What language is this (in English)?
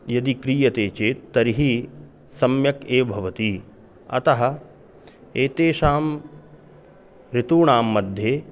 Sanskrit